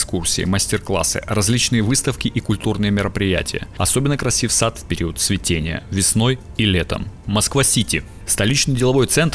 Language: Russian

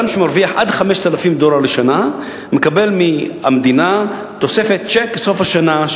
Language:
Hebrew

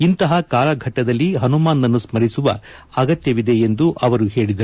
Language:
Kannada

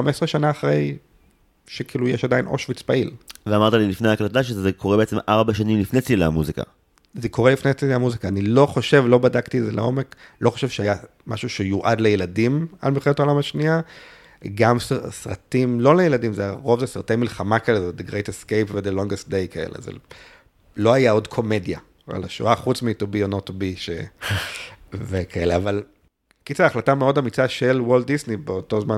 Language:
Hebrew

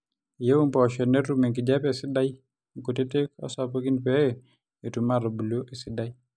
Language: Masai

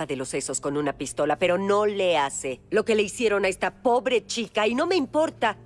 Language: Spanish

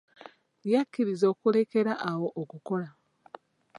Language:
Ganda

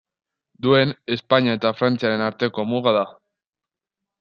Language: Basque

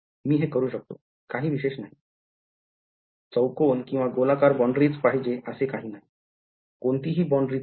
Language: Marathi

